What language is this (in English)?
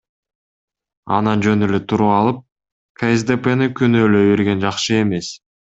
Kyrgyz